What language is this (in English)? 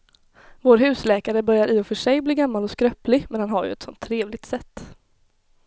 Swedish